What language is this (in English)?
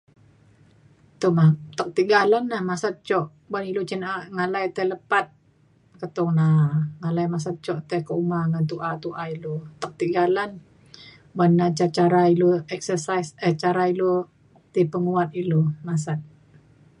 Mainstream Kenyah